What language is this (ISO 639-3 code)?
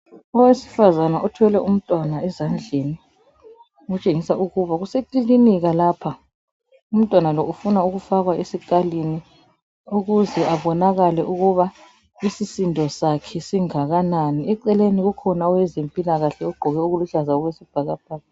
nde